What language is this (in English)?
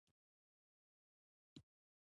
Pashto